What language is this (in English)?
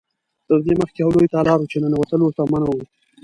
Pashto